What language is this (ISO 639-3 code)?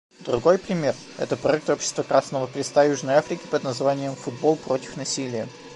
rus